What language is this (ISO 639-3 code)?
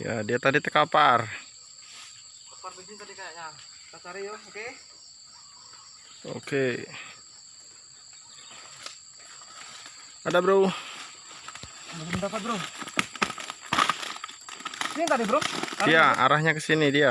ind